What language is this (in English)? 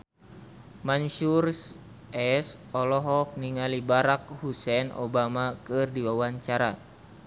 Sundanese